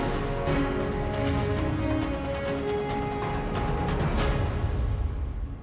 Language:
Icelandic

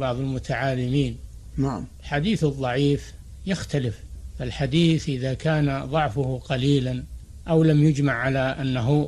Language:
Arabic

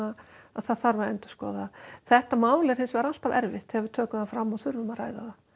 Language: Icelandic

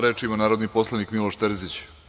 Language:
Serbian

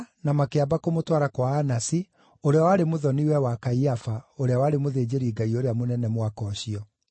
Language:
Kikuyu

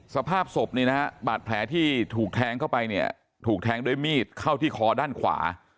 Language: Thai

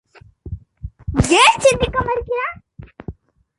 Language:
Tamil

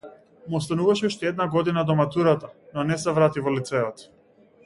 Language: Macedonian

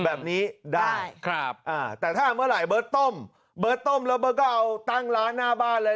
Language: Thai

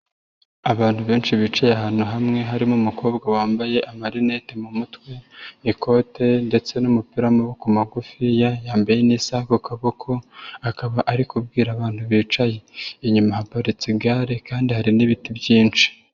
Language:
Kinyarwanda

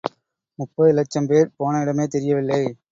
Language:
Tamil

